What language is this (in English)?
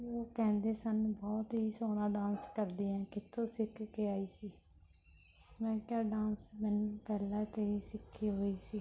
Punjabi